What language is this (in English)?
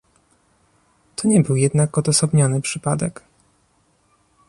Polish